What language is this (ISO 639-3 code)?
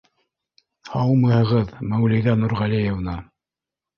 bak